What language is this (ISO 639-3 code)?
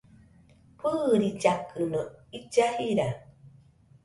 hux